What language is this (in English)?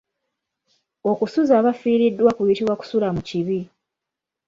Ganda